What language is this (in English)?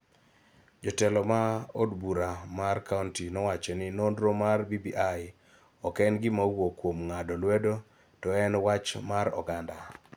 Luo (Kenya and Tanzania)